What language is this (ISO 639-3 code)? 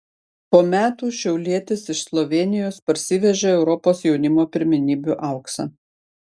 lit